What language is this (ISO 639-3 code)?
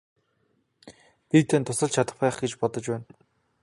mon